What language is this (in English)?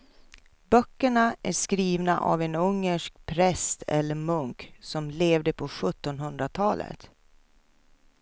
Swedish